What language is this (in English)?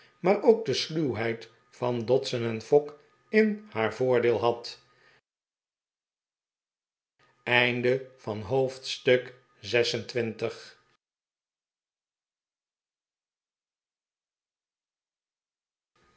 Dutch